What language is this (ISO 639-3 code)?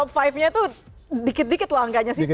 ind